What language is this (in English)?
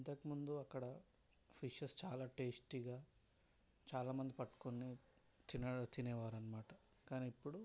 Telugu